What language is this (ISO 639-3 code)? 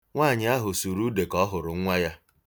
ibo